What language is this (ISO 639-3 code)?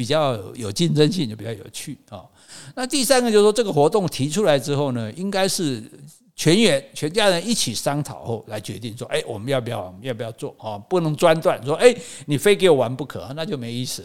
zho